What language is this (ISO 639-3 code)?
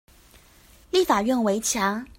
zho